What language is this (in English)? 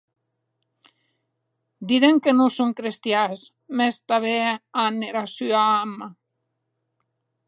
Occitan